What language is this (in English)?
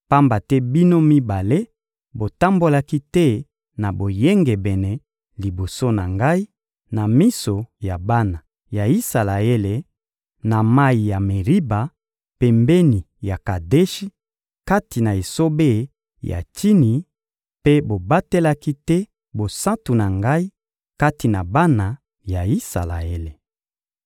Lingala